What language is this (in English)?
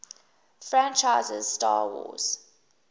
English